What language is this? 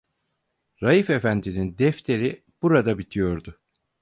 Turkish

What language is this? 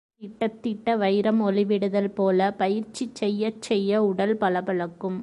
Tamil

